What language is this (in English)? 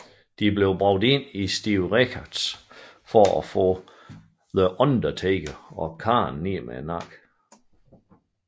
Danish